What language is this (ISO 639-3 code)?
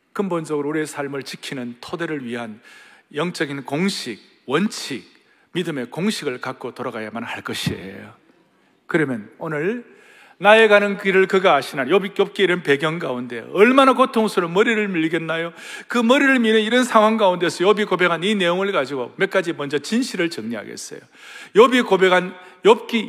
kor